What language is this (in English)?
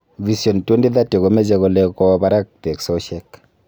Kalenjin